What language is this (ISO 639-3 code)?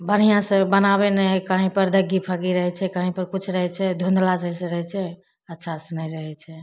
mai